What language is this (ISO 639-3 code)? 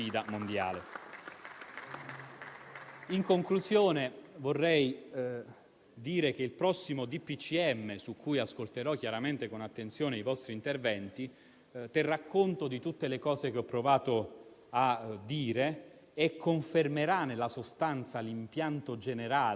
ita